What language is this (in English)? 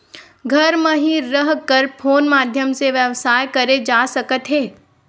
Chhattisgarhi